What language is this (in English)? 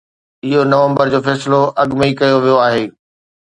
Sindhi